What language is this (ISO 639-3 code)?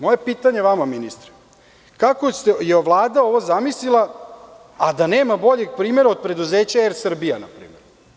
srp